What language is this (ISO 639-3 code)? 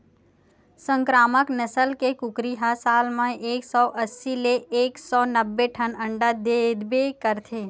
hne